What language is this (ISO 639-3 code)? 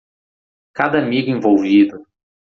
por